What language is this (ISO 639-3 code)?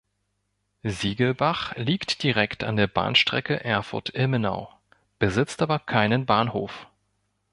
deu